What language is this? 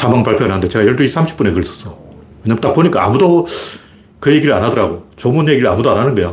Korean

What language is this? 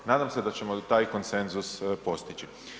Croatian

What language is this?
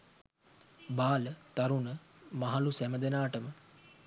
Sinhala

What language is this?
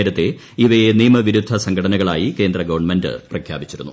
Malayalam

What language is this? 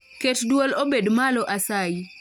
Luo (Kenya and Tanzania)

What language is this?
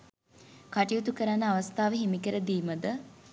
Sinhala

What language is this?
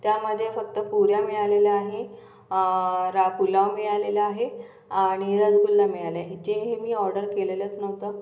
Marathi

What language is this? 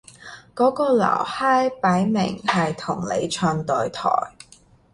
Cantonese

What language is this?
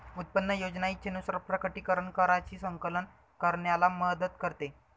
Marathi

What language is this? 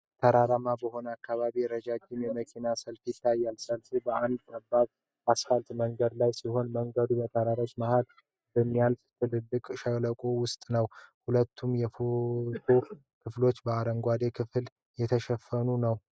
Amharic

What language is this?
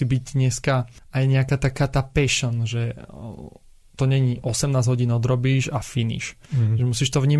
Slovak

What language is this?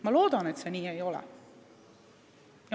Estonian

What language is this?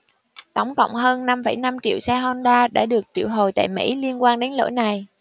Vietnamese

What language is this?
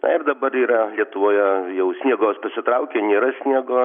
Lithuanian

